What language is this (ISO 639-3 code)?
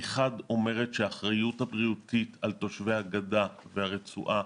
heb